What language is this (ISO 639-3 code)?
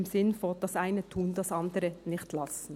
gsw